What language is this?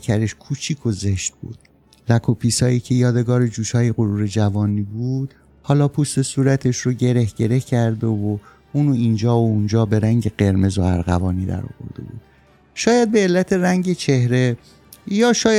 Persian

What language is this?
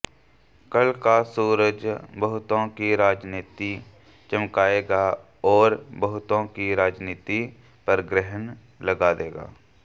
Hindi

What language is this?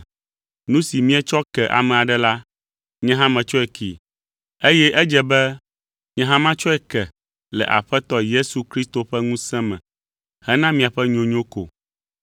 Ewe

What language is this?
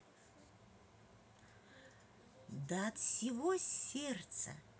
Russian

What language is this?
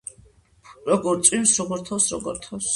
Georgian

